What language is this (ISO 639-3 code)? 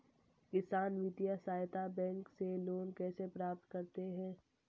hin